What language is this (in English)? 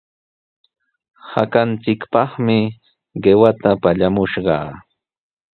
Sihuas Ancash Quechua